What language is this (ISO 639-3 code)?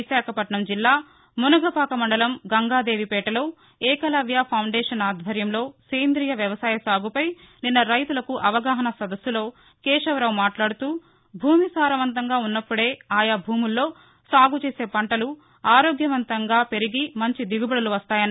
tel